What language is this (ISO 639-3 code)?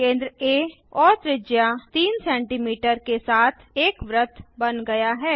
hin